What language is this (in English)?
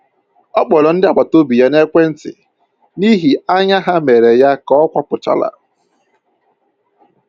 Igbo